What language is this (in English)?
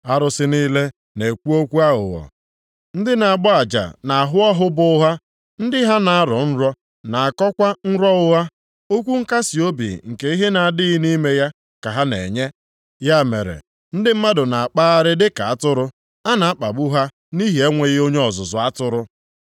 Igbo